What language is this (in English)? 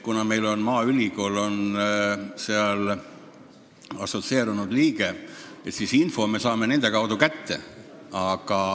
Estonian